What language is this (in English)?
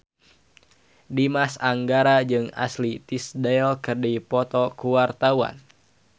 Sundanese